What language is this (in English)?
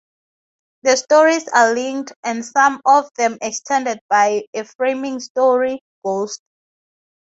English